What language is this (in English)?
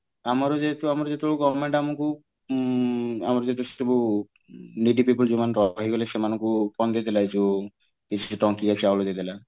Odia